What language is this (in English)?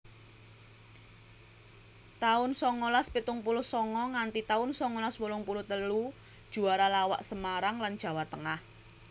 Javanese